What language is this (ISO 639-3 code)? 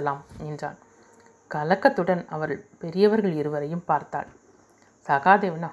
tam